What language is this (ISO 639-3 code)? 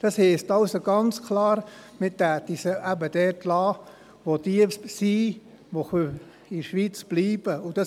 gsw